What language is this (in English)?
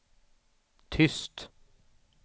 Swedish